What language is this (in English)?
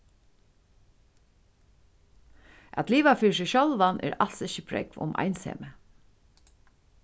Faroese